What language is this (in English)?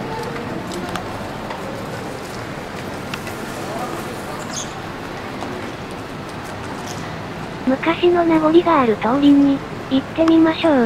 Japanese